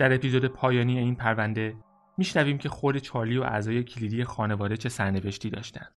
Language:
Persian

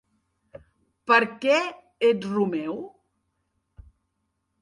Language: Catalan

